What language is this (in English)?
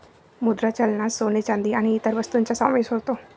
Marathi